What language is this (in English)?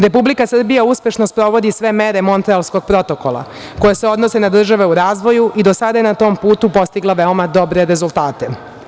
Serbian